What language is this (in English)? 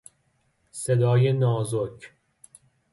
Persian